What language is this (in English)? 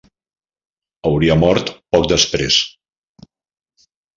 Catalan